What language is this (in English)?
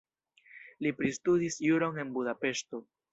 Esperanto